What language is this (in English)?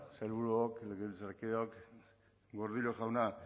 Basque